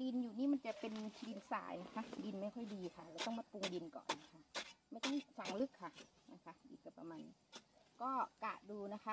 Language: Thai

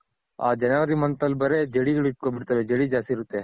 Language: Kannada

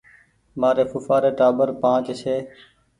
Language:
Goaria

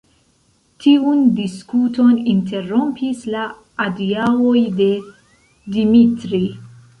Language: Esperanto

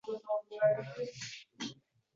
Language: Uzbek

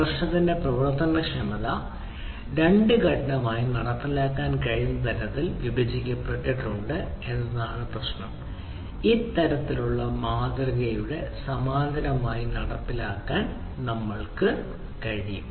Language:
Malayalam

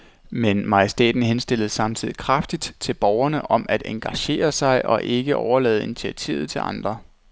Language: Danish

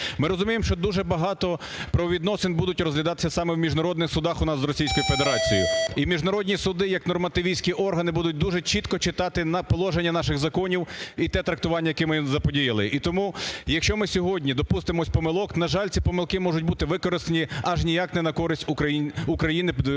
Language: Ukrainian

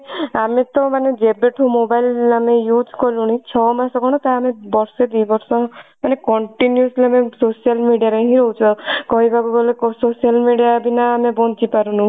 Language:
Odia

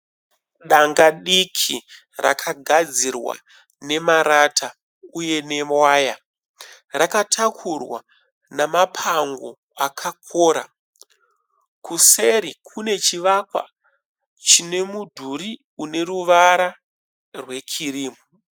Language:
Shona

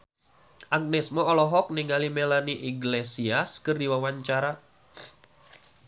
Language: Sundanese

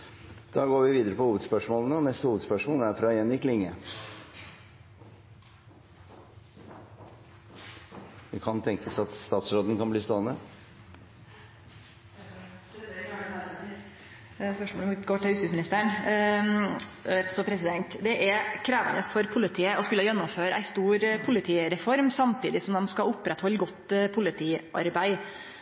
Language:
Norwegian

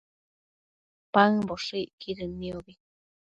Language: Matsés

